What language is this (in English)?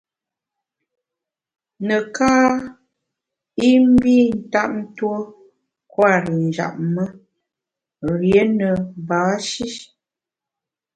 Bamun